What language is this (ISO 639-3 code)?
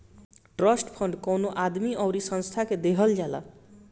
bho